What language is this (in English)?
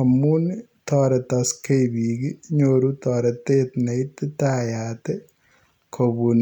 Kalenjin